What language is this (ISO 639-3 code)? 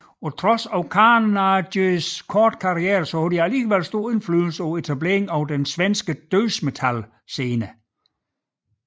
dan